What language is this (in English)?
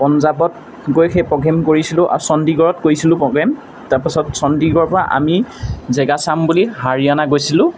Assamese